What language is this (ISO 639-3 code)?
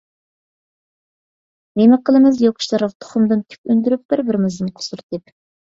uig